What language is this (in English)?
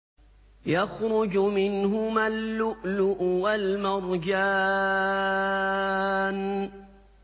Arabic